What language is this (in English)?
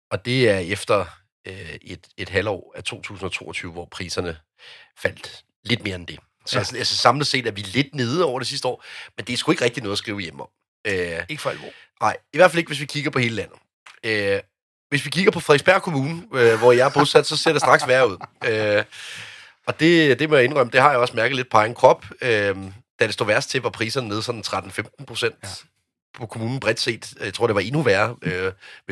Danish